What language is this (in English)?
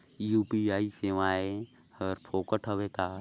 Chhattisgarhi